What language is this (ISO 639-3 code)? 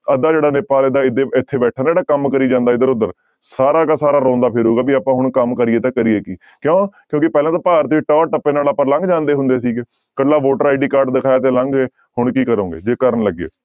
pan